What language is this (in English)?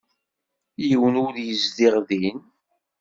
Kabyle